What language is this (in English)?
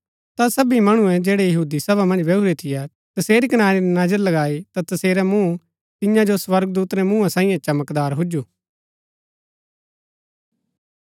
Gaddi